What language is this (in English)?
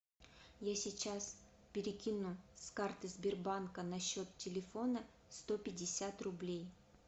Russian